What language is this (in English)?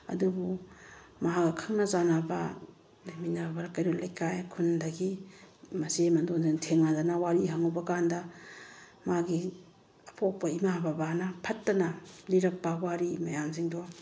Manipuri